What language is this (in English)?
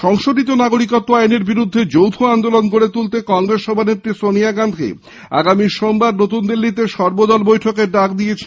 Bangla